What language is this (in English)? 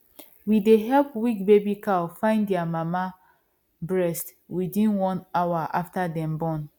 Nigerian Pidgin